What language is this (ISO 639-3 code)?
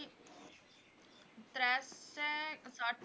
pan